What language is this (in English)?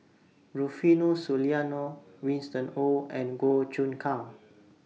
English